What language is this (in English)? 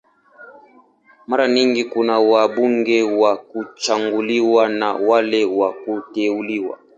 Swahili